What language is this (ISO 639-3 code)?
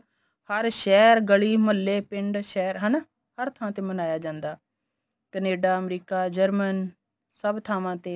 pan